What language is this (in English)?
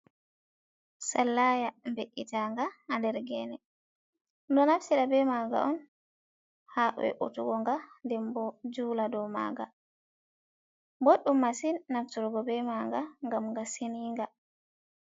Fula